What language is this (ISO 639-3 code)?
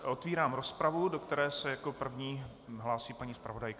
ces